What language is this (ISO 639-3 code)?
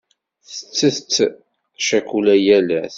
kab